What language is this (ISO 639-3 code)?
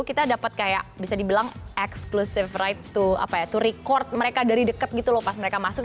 ind